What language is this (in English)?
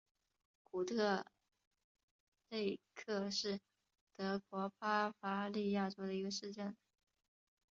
Chinese